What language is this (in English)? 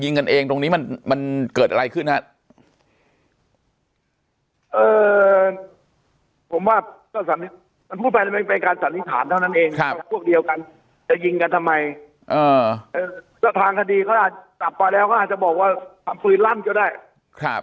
Thai